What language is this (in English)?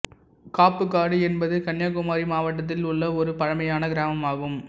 Tamil